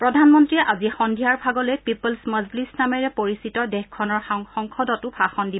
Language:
Assamese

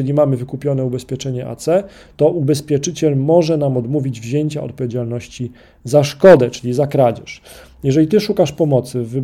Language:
Polish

